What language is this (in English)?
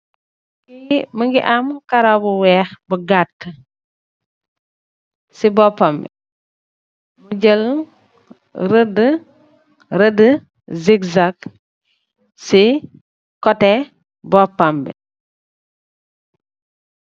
Wolof